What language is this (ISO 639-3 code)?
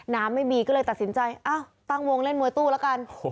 tha